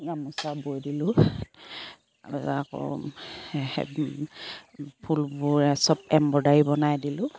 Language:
Assamese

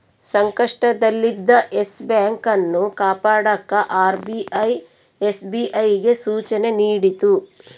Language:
Kannada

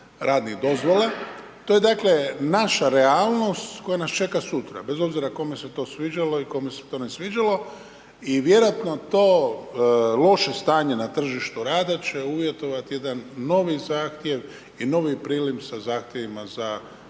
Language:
Croatian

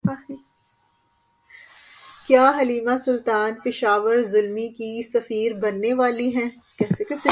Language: Urdu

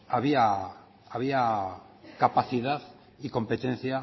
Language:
Spanish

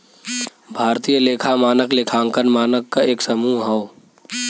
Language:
Bhojpuri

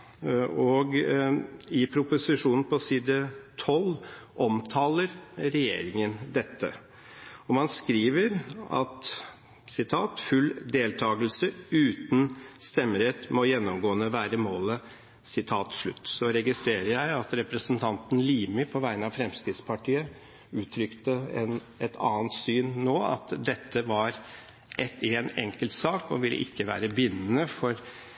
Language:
Norwegian Bokmål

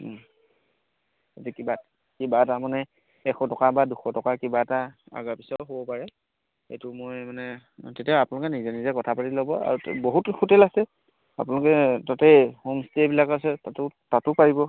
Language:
Assamese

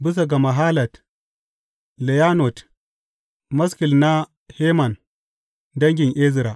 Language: Hausa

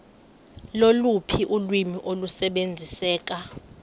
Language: Xhosa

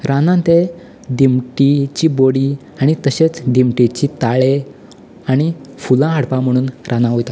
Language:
Konkani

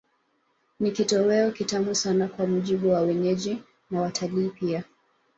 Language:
Swahili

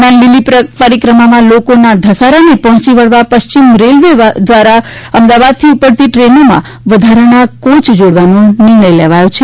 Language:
Gujarati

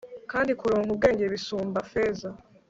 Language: Kinyarwanda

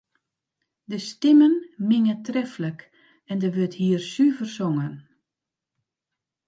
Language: Western Frisian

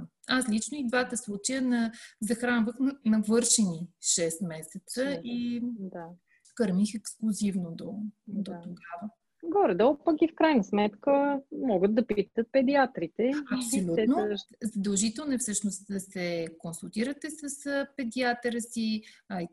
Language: Bulgarian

